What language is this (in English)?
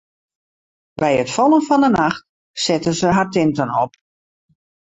Western Frisian